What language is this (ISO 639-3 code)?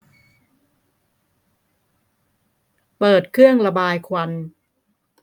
tha